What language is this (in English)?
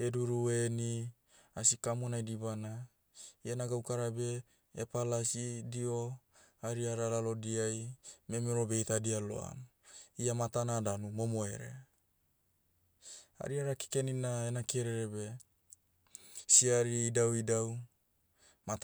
Motu